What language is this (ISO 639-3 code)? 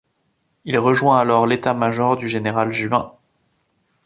fra